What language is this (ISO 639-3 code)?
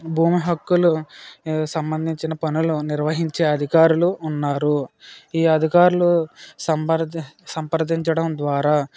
tel